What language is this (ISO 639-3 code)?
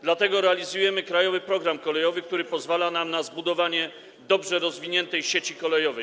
pol